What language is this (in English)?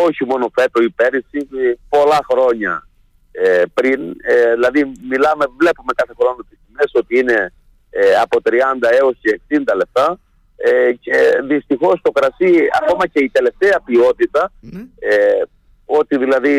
Greek